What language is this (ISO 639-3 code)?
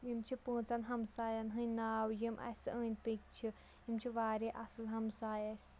kas